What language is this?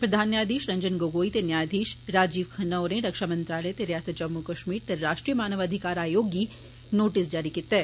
Dogri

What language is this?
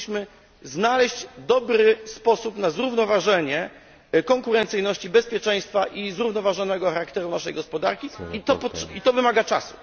Polish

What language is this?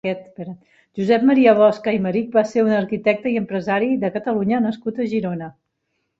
Catalan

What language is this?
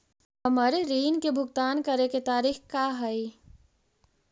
Magahi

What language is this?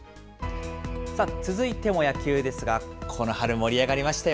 Japanese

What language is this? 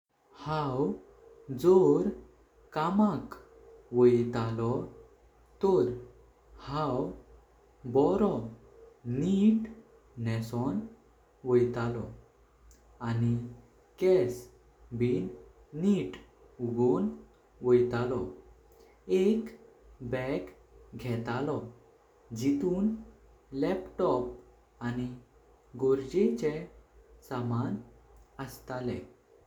Konkani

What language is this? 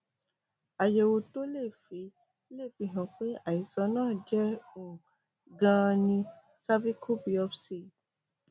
Yoruba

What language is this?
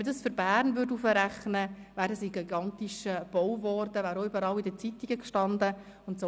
Swiss German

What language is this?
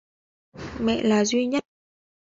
Vietnamese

